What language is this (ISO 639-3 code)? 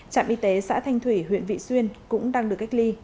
vie